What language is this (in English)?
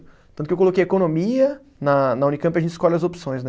Portuguese